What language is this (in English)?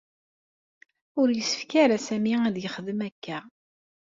Kabyle